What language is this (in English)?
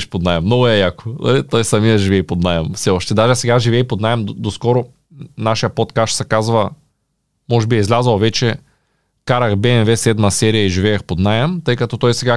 Bulgarian